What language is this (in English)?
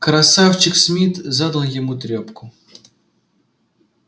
Russian